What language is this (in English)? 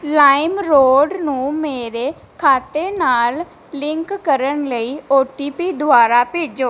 Punjabi